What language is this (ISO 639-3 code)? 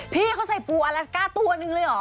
tha